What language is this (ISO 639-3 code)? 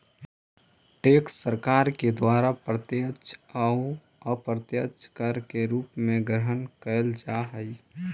mag